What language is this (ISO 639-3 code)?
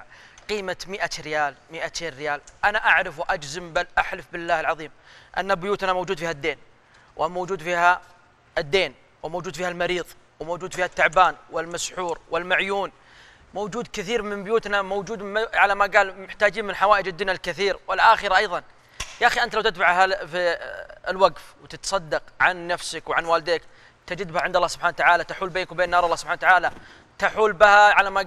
ara